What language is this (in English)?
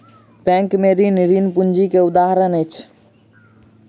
Maithili